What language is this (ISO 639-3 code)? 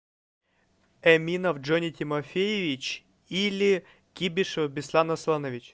rus